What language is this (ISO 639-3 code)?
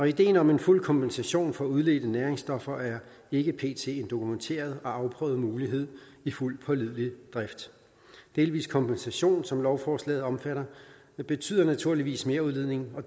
dan